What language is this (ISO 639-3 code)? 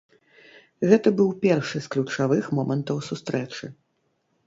bel